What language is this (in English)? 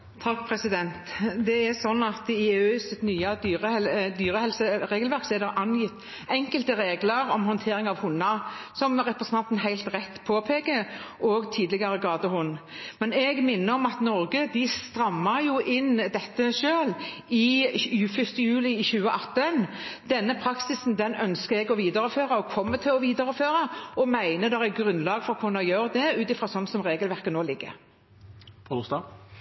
Norwegian